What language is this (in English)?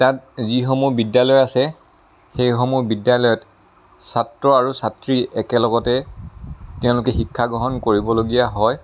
Assamese